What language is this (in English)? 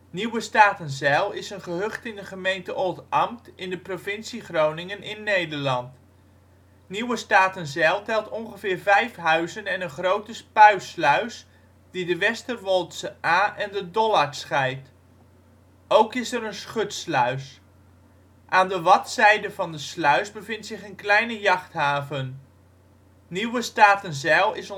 Dutch